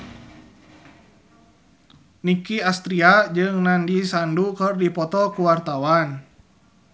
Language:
Sundanese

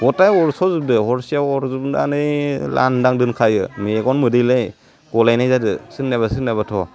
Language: Bodo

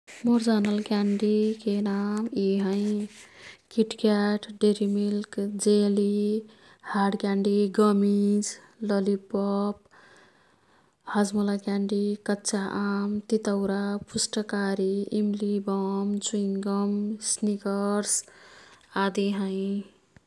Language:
Kathoriya Tharu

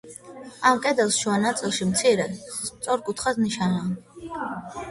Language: Georgian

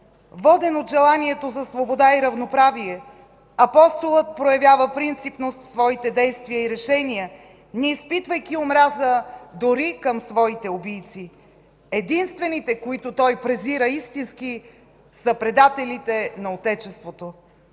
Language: Bulgarian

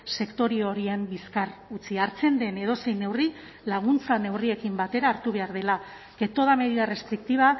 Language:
Basque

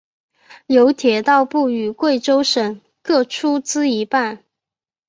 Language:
Chinese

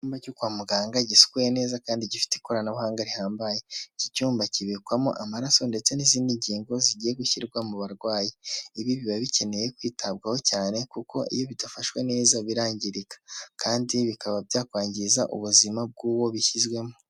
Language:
Kinyarwanda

